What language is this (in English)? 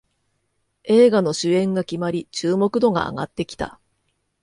Japanese